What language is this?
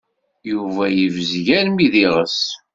Kabyle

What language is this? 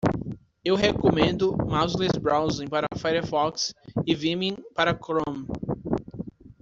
Portuguese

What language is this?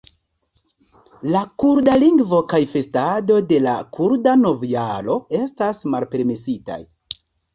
Esperanto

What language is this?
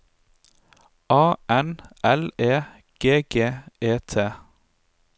Norwegian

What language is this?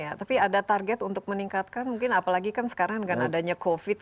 Indonesian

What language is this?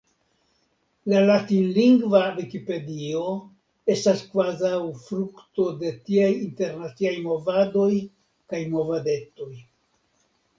Esperanto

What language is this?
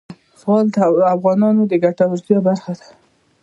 Pashto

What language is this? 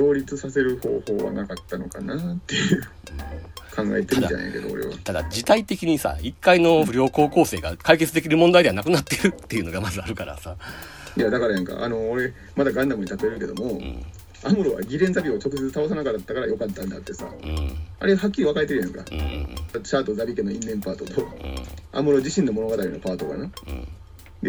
Japanese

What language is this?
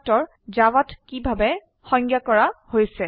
Assamese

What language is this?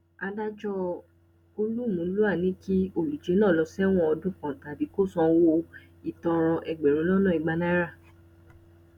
Yoruba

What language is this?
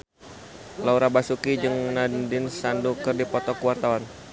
Sundanese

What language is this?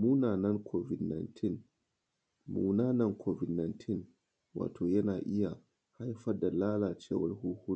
Hausa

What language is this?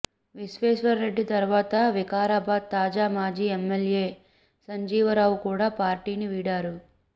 Telugu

